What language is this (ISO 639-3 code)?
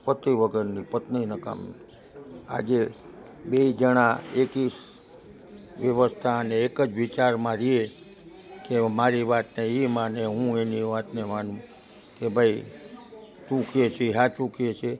guj